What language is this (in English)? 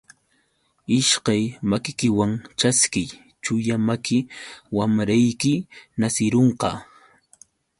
Yauyos Quechua